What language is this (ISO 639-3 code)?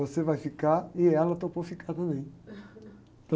por